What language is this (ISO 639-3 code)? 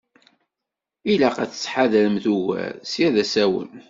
kab